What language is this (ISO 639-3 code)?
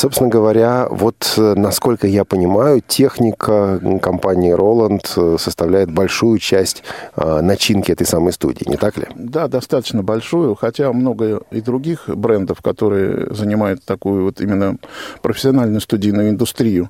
rus